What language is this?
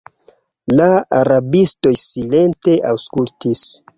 Esperanto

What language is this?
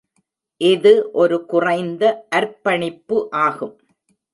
Tamil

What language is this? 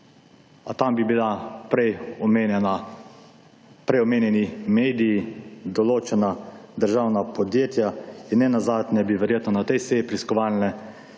Slovenian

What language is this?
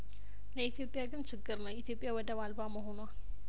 Amharic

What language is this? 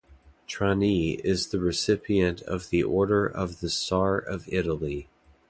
English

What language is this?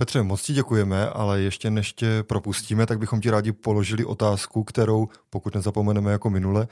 Czech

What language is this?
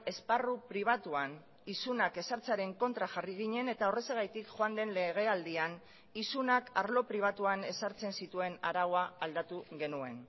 Basque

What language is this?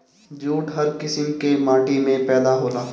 Bhojpuri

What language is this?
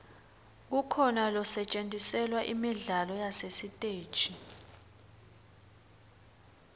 Swati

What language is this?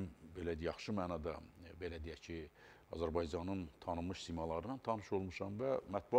Turkish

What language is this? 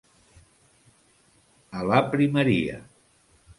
Catalan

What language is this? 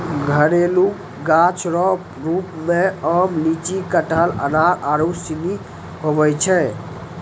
Maithili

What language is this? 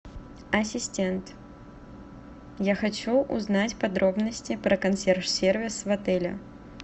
Russian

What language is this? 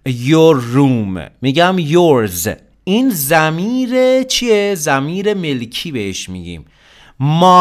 Persian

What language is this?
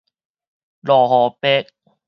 Min Nan Chinese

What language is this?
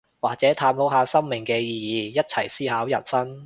Cantonese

